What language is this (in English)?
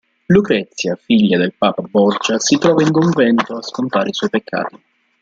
Italian